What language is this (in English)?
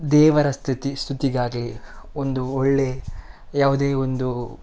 Kannada